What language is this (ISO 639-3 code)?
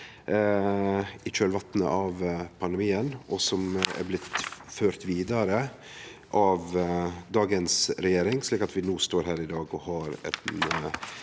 nor